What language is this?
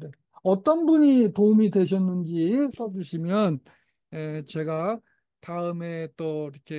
Korean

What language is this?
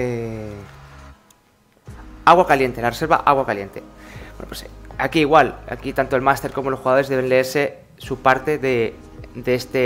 Spanish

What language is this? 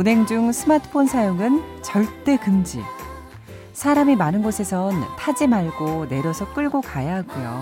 Korean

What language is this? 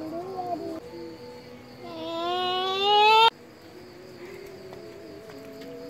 Indonesian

